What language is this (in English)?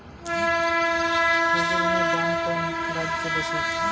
Bangla